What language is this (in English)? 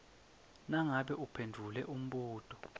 Swati